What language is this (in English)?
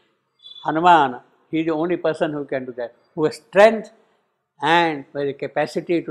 English